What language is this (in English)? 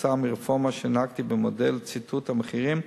Hebrew